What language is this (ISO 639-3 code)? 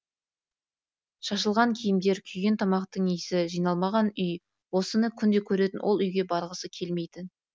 kaz